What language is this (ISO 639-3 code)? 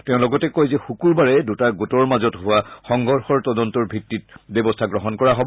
asm